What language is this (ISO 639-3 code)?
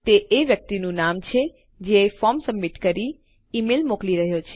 guj